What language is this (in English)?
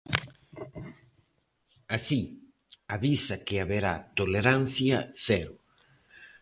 Galician